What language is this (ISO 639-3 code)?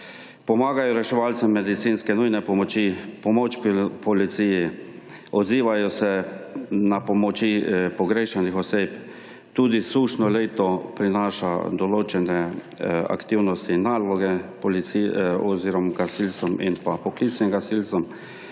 slv